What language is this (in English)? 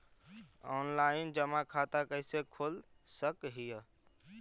Magahi